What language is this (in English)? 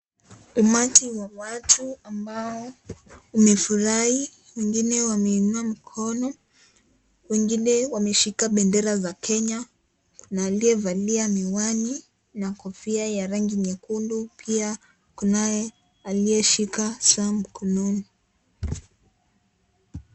Swahili